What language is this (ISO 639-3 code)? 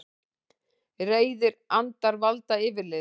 isl